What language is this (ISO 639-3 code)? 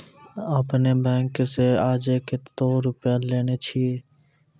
mai